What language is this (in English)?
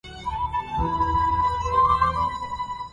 Arabic